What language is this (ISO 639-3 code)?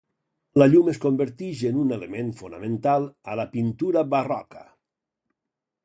cat